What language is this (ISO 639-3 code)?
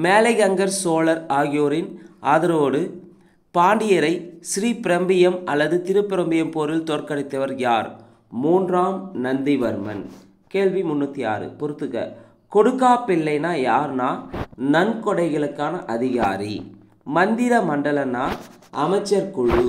tam